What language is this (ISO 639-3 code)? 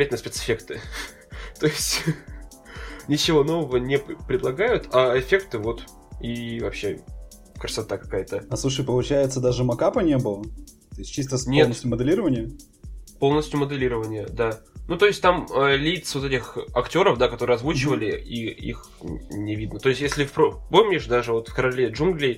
rus